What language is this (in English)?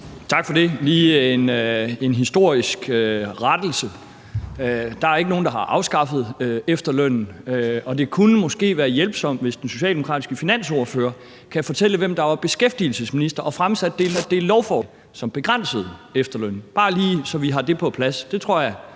Danish